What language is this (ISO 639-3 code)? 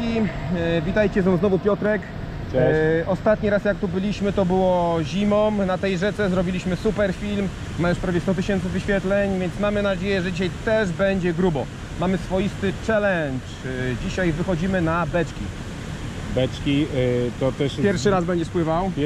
pol